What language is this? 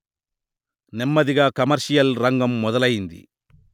Telugu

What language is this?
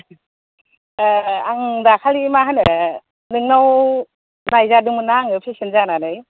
Bodo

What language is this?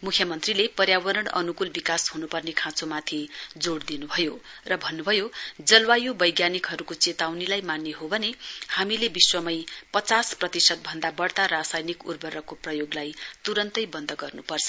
Nepali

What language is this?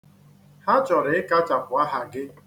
Igbo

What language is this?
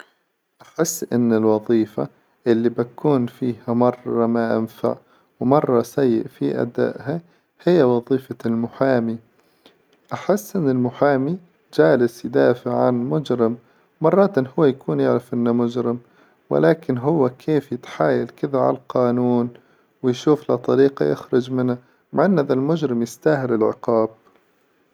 Hijazi Arabic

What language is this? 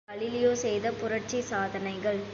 Tamil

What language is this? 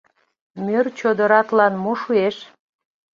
Mari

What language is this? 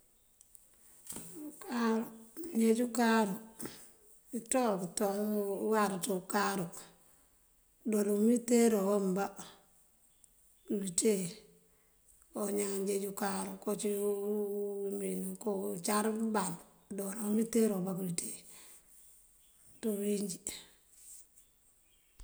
Mandjak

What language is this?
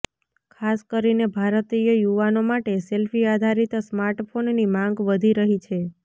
Gujarati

